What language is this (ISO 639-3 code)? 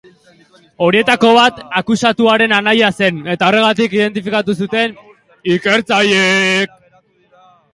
eus